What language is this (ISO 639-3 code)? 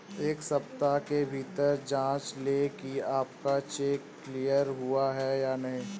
hin